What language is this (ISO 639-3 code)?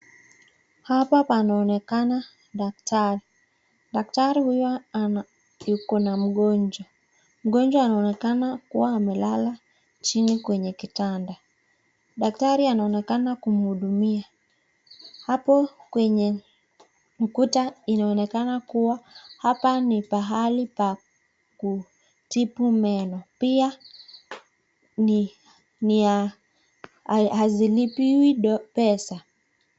swa